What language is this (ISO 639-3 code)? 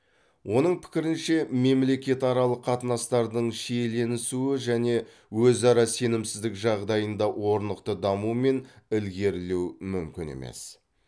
kaz